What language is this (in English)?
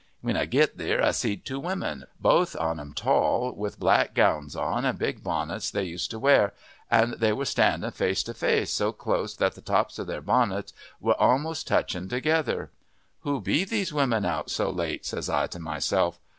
English